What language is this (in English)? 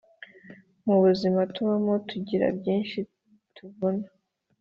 Kinyarwanda